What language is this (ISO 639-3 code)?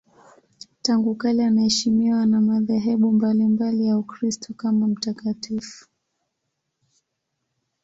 swa